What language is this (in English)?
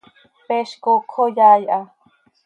Seri